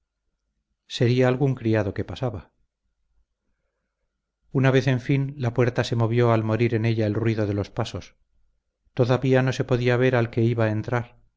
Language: Spanish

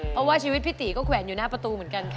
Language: Thai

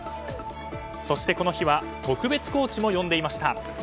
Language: Japanese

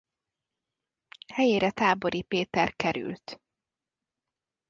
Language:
Hungarian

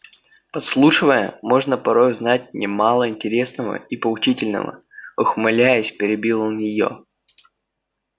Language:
Russian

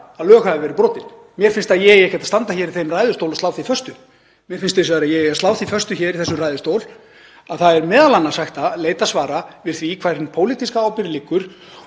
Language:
Icelandic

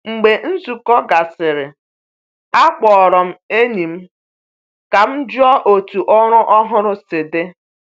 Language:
Igbo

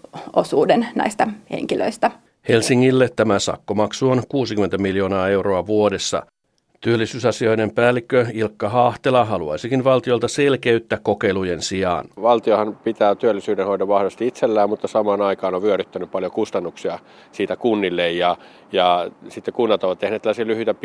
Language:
Finnish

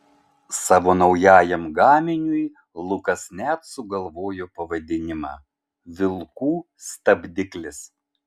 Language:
Lithuanian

